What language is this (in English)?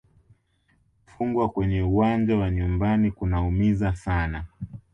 Swahili